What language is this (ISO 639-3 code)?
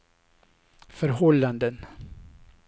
swe